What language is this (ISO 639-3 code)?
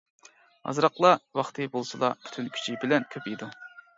uig